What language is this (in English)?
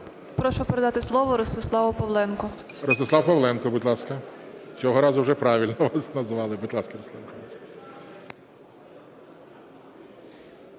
Ukrainian